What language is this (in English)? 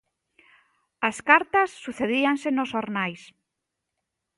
Galician